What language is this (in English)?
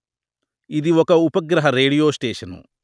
Telugu